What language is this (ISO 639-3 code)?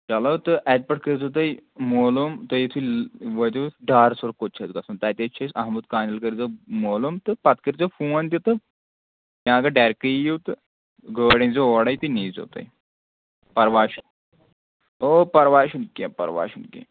kas